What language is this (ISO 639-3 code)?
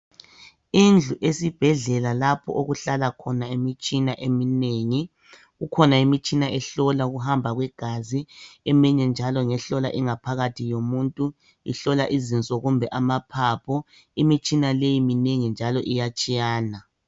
nde